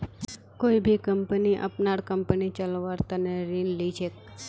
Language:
Magahi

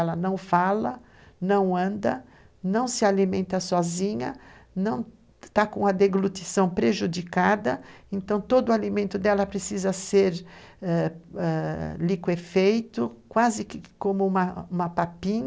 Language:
Portuguese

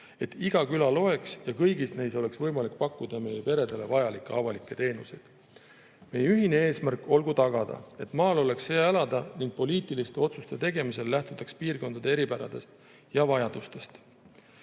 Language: Estonian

